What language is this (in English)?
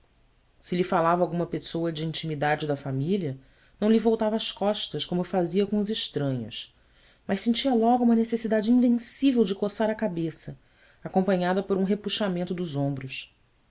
Portuguese